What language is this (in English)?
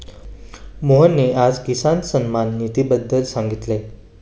Marathi